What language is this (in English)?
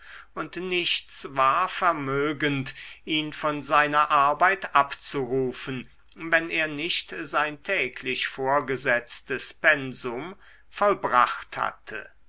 German